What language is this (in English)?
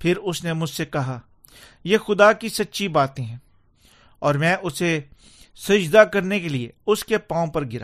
Urdu